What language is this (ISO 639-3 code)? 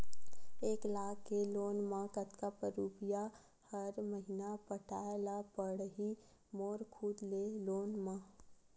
hne